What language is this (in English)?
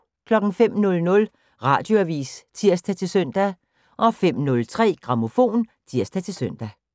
Danish